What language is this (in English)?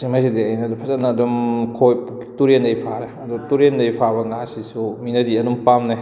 Manipuri